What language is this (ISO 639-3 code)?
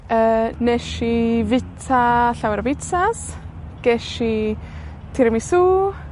cym